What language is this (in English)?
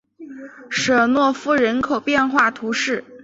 Chinese